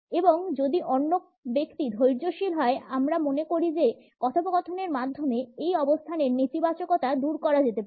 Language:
Bangla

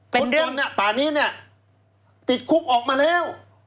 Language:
Thai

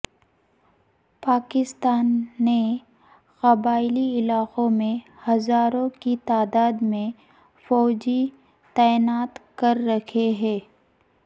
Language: Urdu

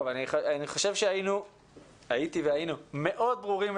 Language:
Hebrew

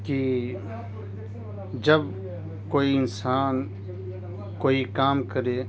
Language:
Urdu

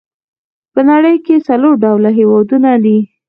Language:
Pashto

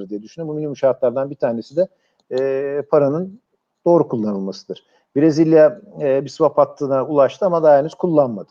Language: Turkish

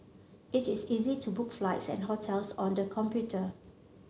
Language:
English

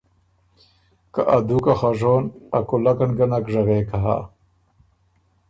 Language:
Ormuri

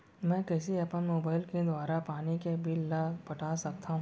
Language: Chhattisgarhi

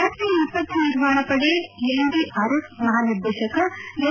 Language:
Kannada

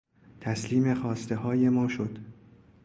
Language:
Persian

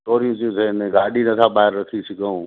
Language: Sindhi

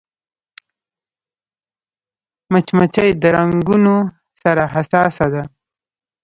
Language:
Pashto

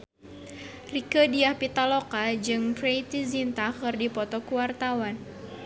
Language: Sundanese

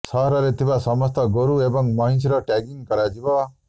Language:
Odia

